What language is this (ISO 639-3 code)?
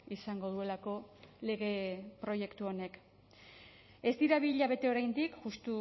eus